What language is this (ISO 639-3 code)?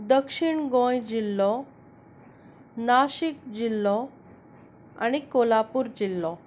kok